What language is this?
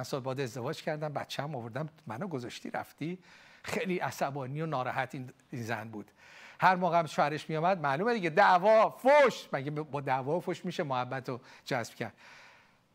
Persian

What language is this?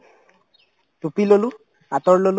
Assamese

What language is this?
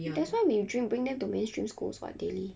English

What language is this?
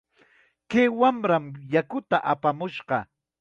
Chiquián Ancash Quechua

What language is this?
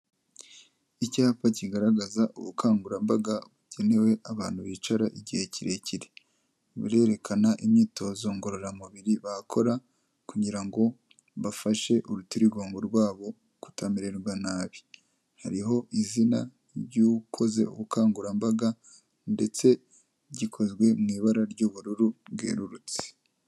Kinyarwanda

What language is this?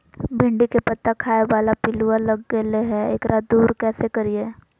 Magahi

